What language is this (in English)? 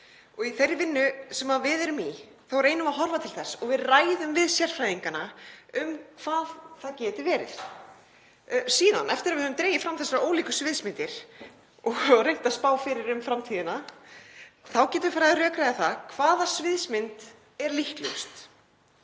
Icelandic